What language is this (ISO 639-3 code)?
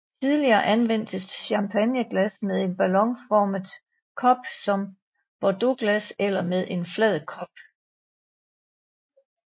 dan